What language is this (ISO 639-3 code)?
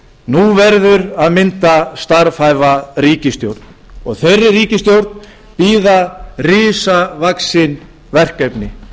isl